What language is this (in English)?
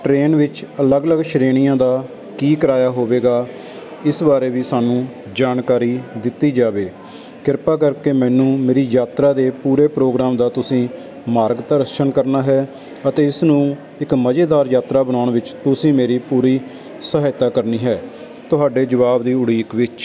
Punjabi